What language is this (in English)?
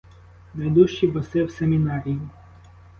Ukrainian